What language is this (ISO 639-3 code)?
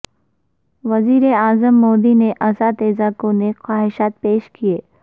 urd